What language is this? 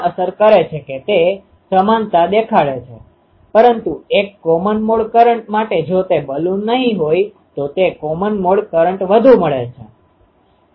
Gujarati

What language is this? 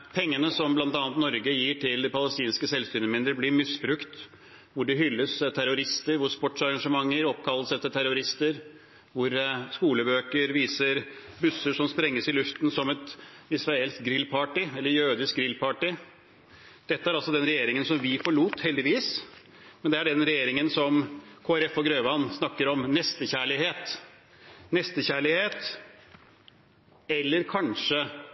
Norwegian Bokmål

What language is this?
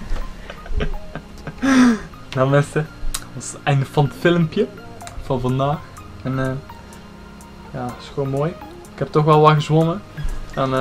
Dutch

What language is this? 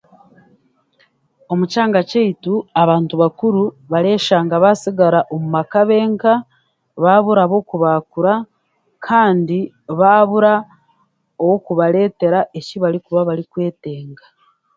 Chiga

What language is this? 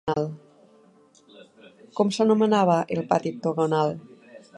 Catalan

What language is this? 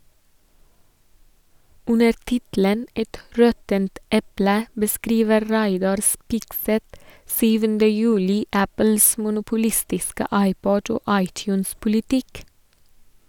Norwegian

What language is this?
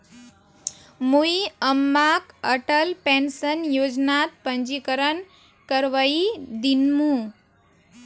Magahi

